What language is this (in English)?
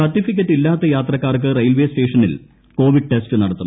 Malayalam